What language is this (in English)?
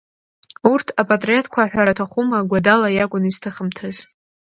Abkhazian